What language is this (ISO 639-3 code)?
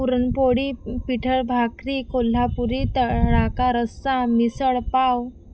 mar